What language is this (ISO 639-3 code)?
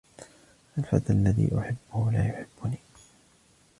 ara